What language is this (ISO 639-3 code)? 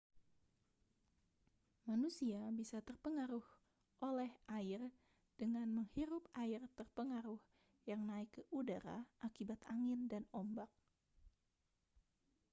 ind